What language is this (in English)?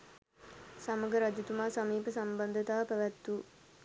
Sinhala